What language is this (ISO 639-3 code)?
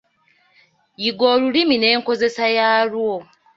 lug